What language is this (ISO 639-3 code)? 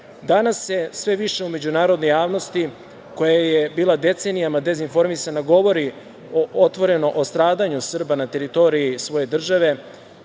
srp